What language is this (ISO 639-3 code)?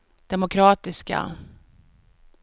swe